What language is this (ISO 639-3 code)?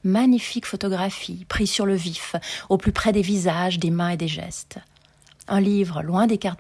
fra